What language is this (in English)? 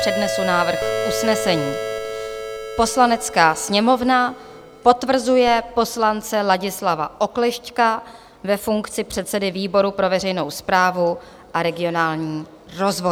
Czech